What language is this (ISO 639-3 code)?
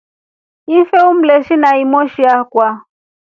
rof